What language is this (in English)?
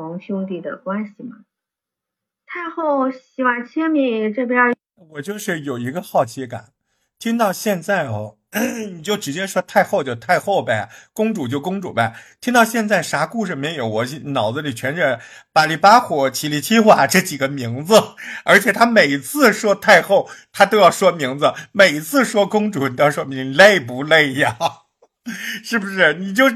Chinese